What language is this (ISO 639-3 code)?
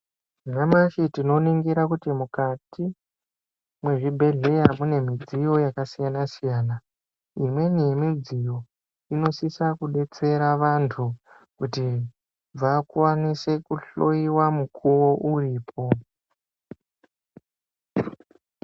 ndc